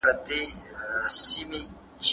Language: Pashto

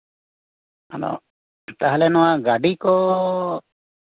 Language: Santali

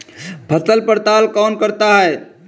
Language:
Hindi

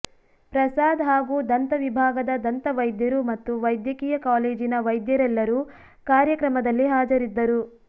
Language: Kannada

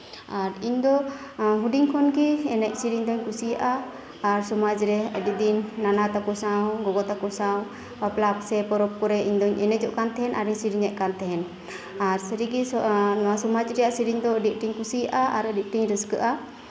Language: Santali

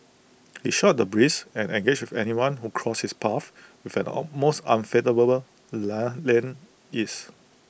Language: English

